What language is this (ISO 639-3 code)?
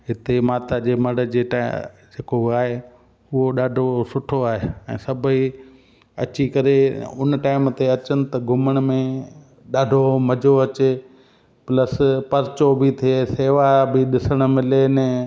snd